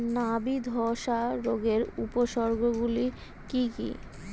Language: Bangla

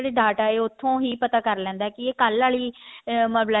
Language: Punjabi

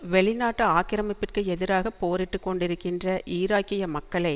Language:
Tamil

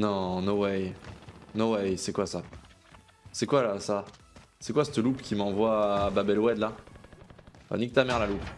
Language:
French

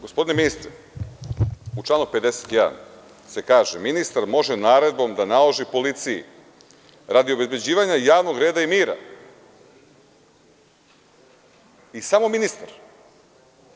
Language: Serbian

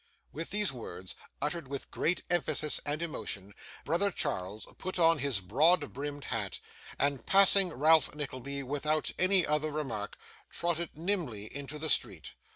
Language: English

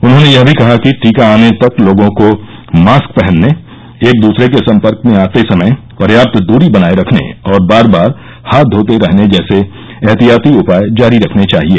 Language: Hindi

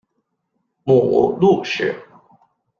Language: Chinese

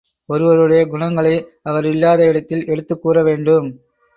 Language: Tamil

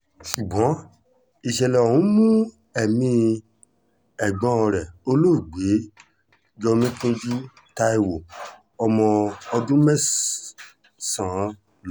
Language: Yoruba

